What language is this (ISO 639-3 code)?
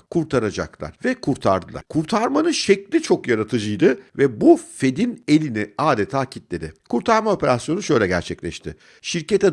tur